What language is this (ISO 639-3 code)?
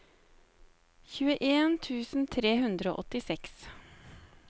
nor